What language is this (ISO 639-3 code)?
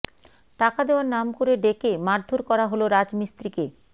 ben